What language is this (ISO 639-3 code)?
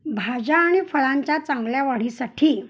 mar